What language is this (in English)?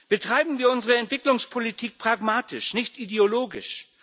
German